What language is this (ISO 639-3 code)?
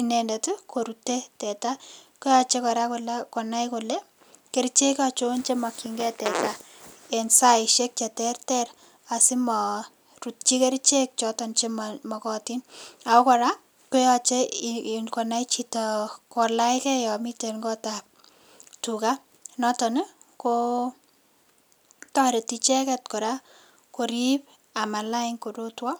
kln